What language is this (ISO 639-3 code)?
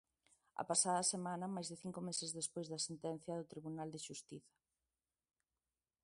glg